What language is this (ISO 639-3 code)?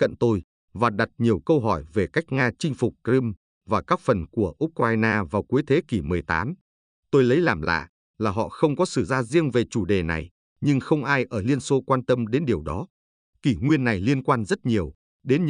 vie